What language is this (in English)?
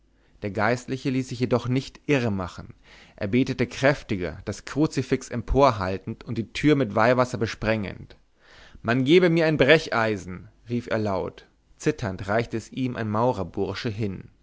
German